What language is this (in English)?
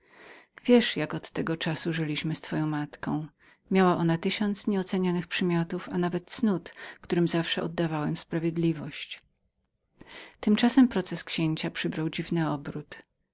Polish